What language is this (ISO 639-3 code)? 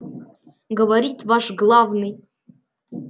rus